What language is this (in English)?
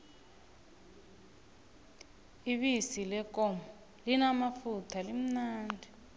South Ndebele